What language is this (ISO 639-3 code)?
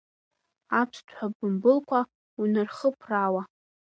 abk